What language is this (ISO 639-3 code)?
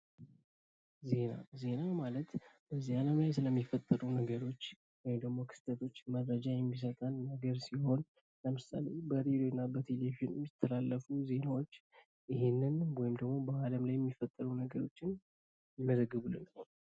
amh